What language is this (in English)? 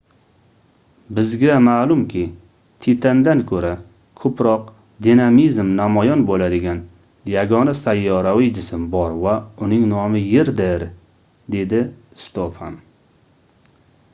Uzbek